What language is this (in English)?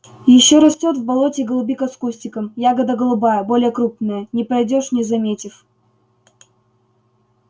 Russian